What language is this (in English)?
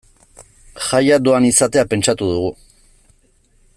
Basque